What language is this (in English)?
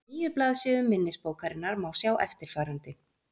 Icelandic